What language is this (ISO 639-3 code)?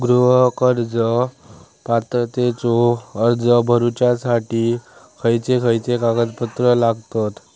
mar